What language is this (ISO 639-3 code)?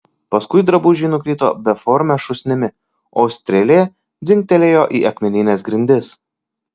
lit